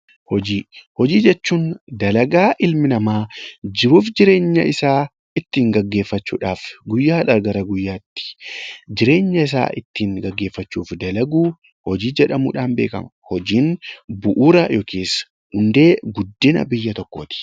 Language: Oromo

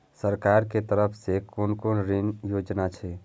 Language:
Maithili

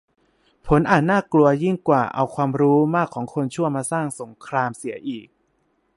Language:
Thai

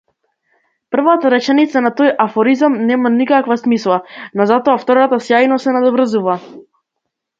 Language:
Macedonian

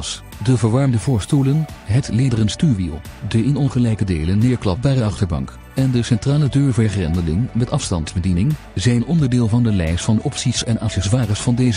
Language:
Dutch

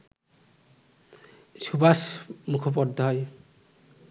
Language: Bangla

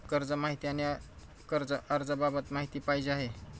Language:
Marathi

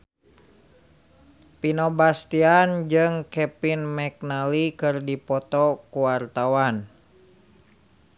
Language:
Sundanese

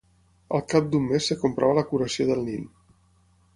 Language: Catalan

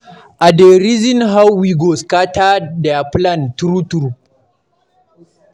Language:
Nigerian Pidgin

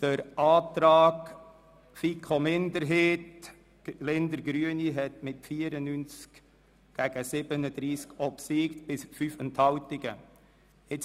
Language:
Swiss German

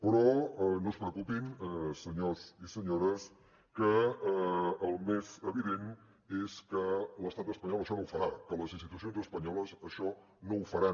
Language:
Catalan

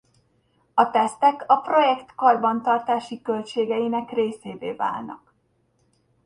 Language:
Hungarian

